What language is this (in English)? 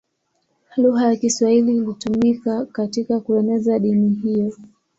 Swahili